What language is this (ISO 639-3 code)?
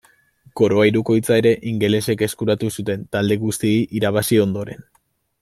eus